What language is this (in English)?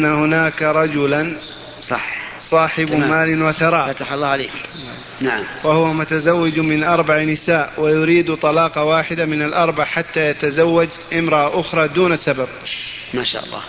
Arabic